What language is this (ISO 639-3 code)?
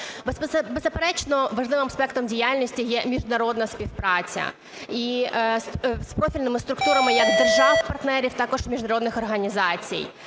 ukr